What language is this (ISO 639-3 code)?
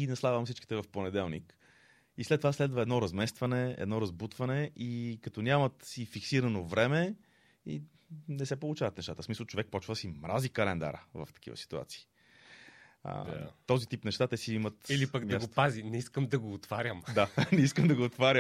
bul